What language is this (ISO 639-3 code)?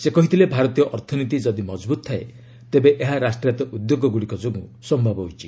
ori